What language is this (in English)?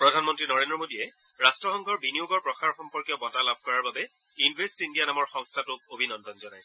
Assamese